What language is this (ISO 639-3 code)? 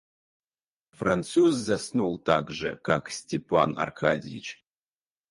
rus